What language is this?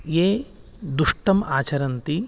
Sanskrit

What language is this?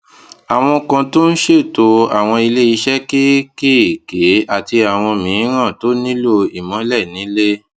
Yoruba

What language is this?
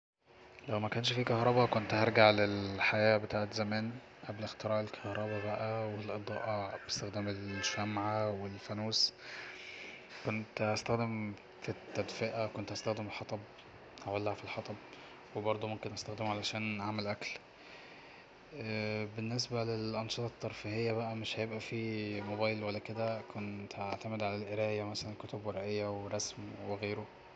Egyptian Arabic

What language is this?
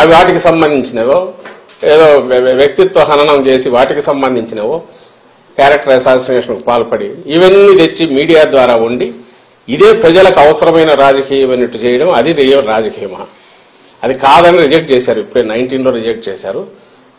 Telugu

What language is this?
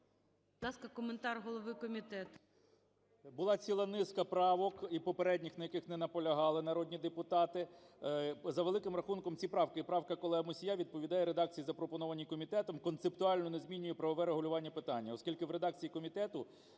Ukrainian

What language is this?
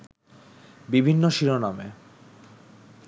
Bangla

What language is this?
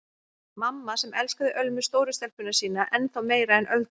Icelandic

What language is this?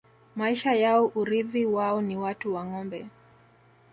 Swahili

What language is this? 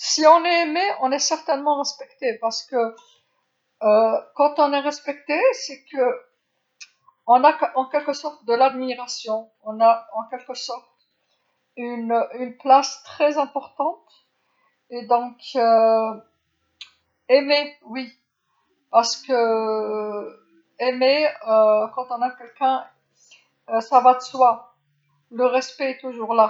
Algerian Arabic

